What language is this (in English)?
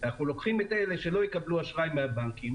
Hebrew